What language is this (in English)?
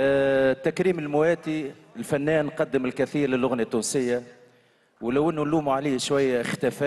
Arabic